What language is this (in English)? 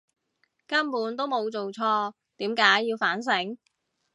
Cantonese